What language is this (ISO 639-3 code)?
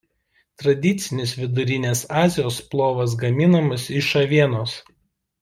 lit